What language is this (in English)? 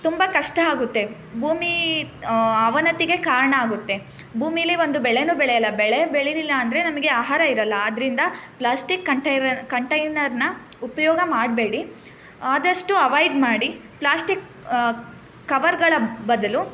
Kannada